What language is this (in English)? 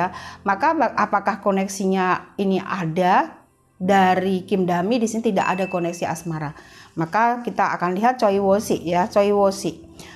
Indonesian